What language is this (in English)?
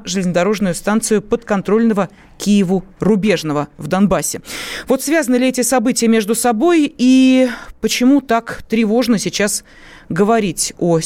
Russian